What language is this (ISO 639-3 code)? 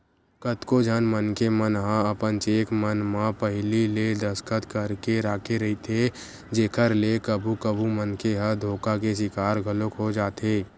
hne